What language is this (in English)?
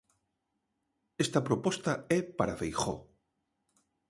Galician